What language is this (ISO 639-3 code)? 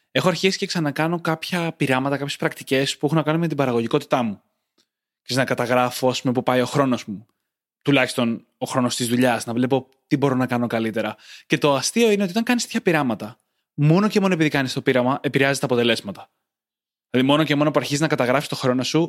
ell